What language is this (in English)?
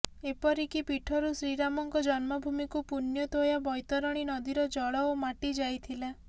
Odia